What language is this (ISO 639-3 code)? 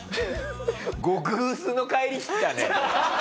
jpn